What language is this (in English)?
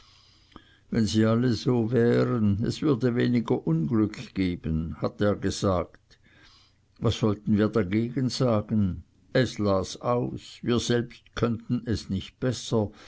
German